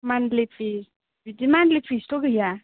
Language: Bodo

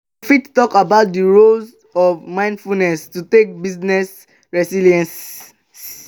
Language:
Nigerian Pidgin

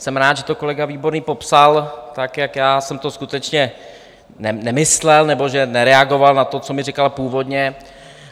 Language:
Czech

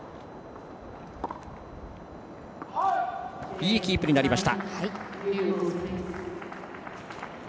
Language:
Japanese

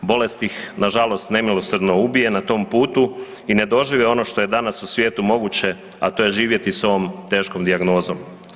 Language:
Croatian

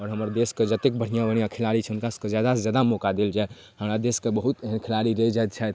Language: Maithili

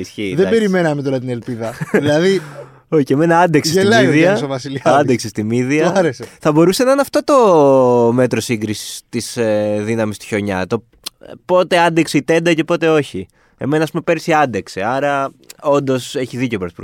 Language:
Greek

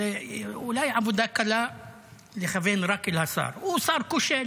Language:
Hebrew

